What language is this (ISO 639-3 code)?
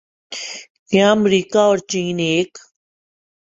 urd